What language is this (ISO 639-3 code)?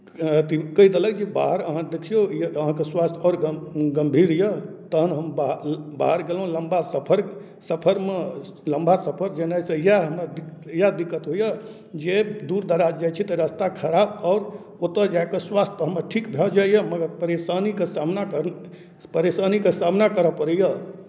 mai